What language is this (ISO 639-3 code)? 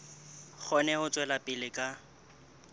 sot